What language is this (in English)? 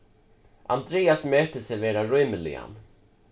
Faroese